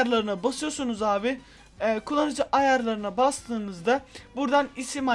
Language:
Turkish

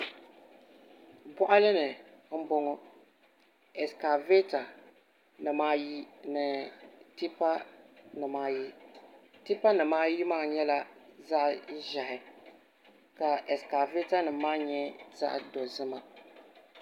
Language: Dagbani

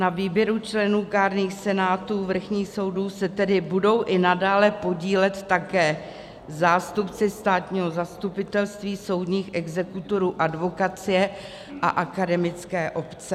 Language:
Czech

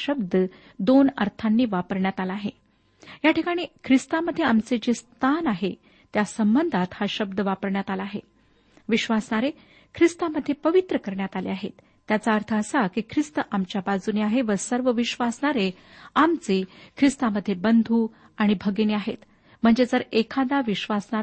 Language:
Marathi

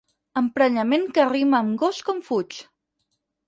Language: Catalan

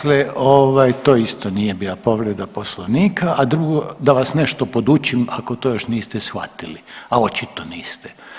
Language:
Croatian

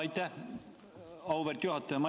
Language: Estonian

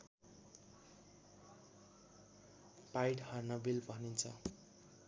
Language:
Nepali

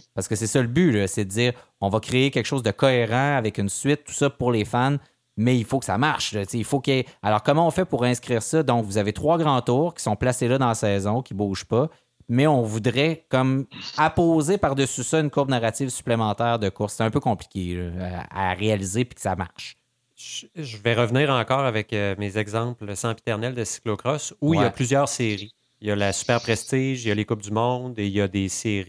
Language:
French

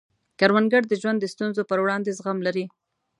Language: Pashto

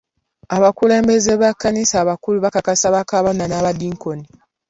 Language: Ganda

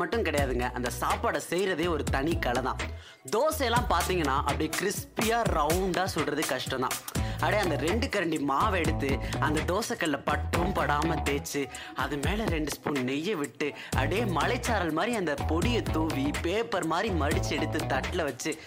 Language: Tamil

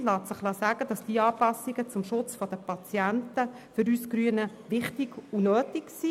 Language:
Swiss German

